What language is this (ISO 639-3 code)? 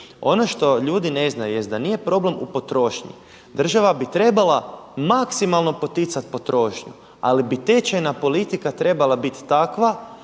hrv